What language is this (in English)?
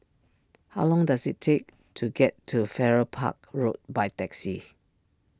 English